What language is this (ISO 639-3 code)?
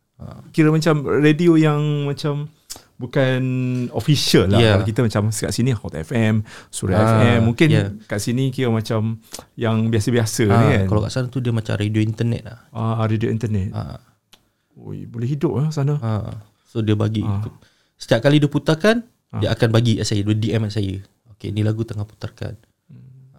msa